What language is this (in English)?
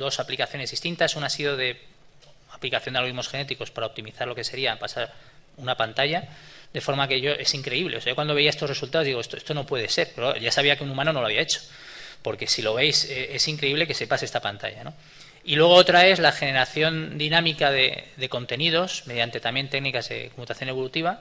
Spanish